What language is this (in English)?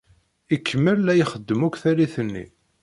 Kabyle